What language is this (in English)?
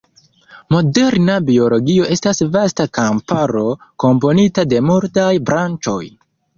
Esperanto